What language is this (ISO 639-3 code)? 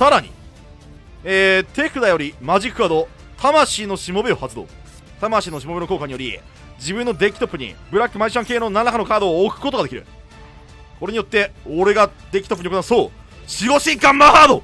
jpn